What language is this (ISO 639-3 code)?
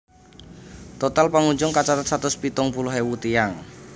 jav